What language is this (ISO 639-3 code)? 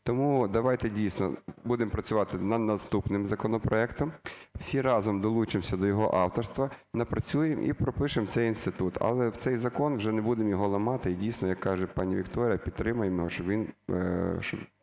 ukr